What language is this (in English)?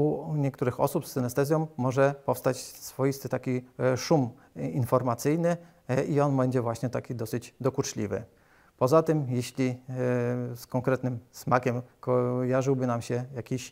Polish